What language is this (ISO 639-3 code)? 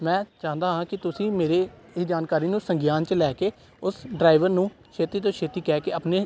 pan